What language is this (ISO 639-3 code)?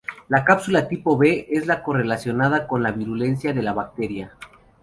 spa